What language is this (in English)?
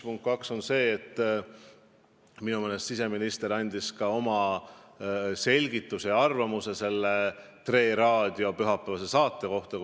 Estonian